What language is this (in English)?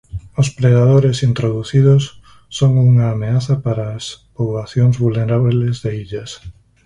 Galician